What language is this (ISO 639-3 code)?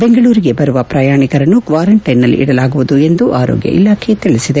kan